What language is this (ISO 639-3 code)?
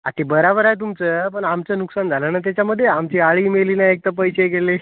mar